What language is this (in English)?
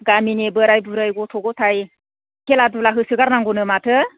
Bodo